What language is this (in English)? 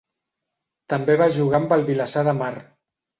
Catalan